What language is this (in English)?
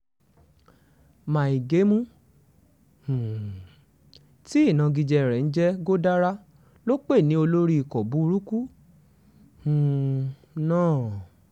Yoruba